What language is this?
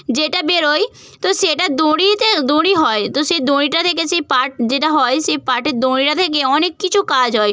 Bangla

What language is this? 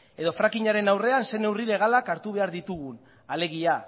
Basque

